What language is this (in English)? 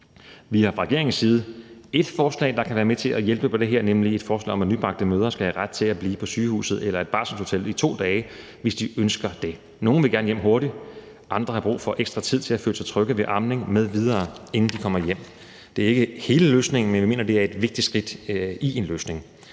Danish